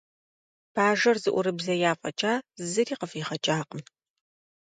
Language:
Kabardian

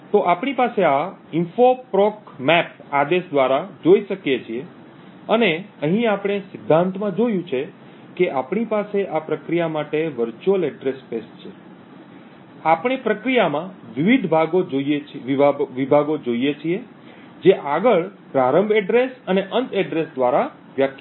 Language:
Gujarati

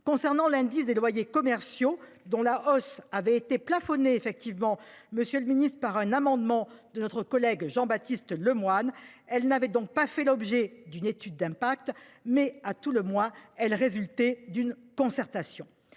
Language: French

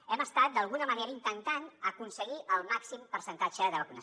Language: Catalan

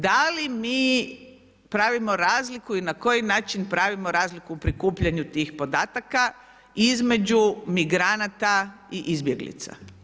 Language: Croatian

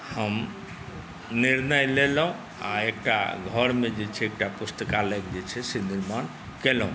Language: Maithili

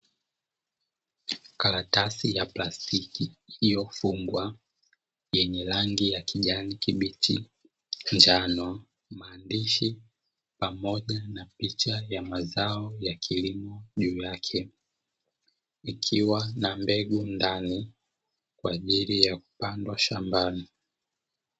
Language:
Swahili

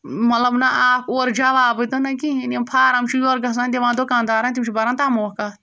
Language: Kashmiri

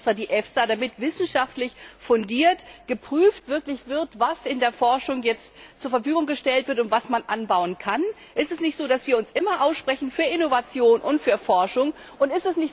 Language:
German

